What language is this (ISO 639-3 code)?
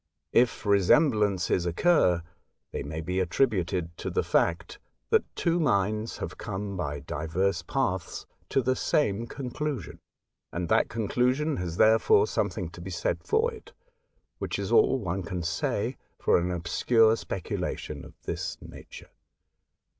eng